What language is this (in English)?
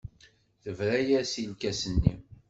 Kabyle